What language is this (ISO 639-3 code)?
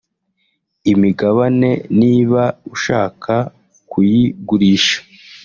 kin